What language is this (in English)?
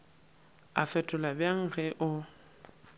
Northern Sotho